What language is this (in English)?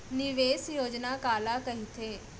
Chhattisgarhi